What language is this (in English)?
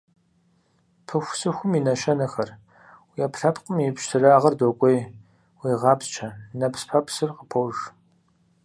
Kabardian